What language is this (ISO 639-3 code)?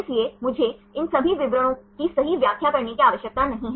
hin